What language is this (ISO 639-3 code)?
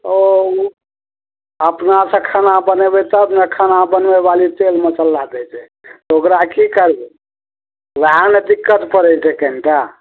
mai